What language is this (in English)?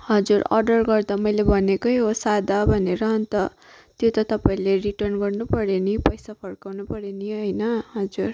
Nepali